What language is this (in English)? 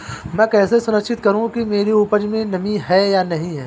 Hindi